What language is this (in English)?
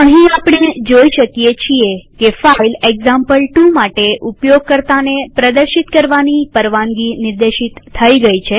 Gujarati